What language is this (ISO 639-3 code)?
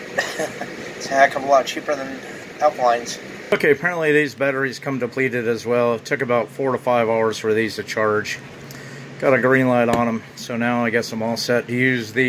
eng